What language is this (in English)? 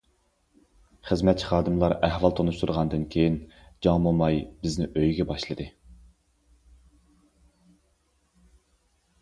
Uyghur